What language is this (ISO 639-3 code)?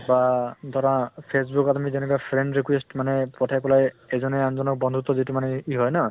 asm